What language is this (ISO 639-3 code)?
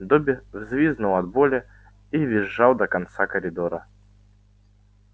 rus